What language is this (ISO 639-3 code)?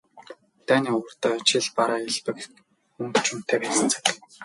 mon